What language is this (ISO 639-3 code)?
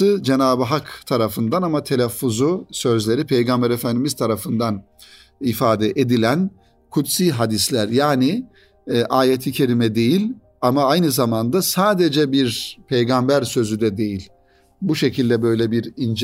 tur